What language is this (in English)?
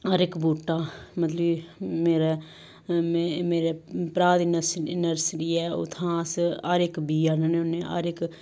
Dogri